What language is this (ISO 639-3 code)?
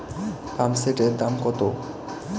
ben